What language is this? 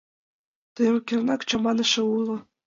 Mari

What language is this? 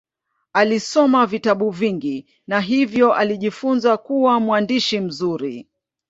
Swahili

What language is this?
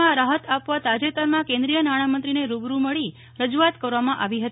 Gujarati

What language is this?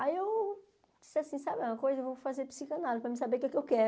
Portuguese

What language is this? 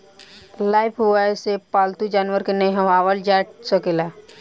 Bhojpuri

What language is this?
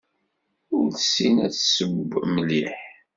Kabyle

